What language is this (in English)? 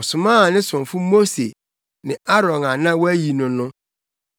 Akan